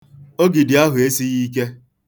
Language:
Igbo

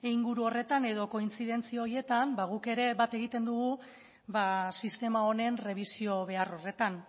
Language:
Basque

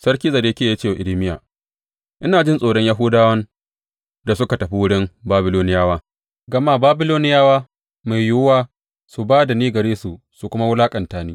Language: Hausa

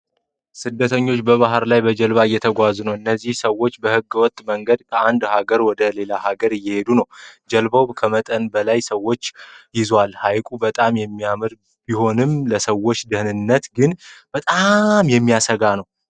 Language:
Amharic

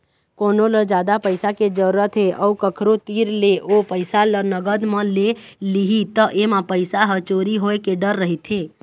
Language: Chhattisgarhi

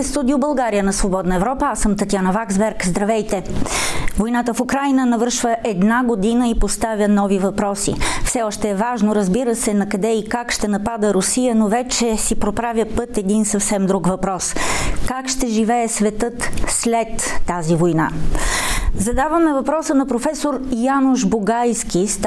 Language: Bulgarian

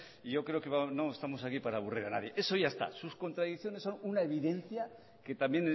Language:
Spanish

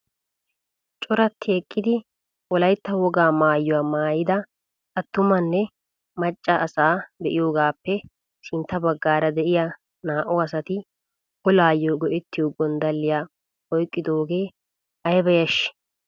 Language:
Wolaytta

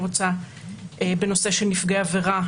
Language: Hebrew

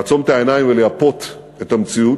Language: Hebrew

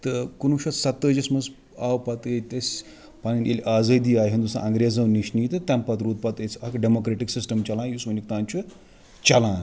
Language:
Kashmiri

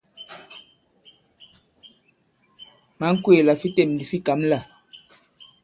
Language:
Bankon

